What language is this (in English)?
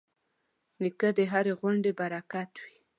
Pashto